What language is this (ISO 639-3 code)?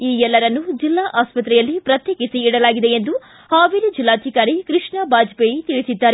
kan